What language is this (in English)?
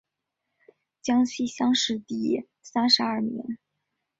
Chinese